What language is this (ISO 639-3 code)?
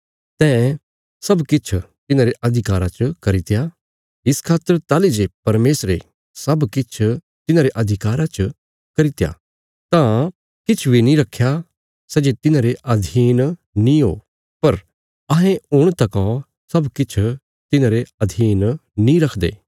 kfs